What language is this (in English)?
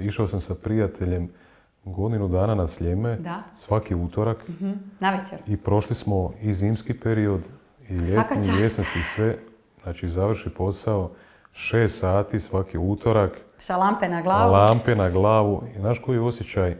Croatian